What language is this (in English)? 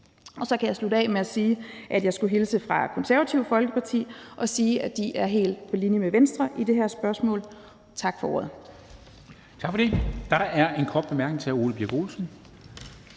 Danish